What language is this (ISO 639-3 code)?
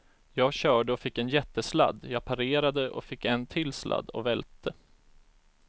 swe